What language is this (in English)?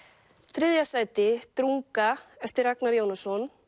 Icelandic